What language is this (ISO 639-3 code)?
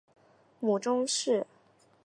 zho